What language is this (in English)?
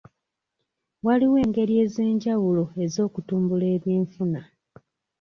Ganda